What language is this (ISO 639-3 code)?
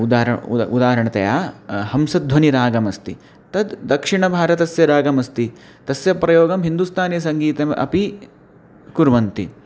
san